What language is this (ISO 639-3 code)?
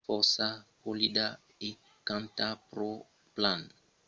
oci